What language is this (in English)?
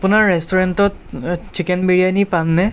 Assamese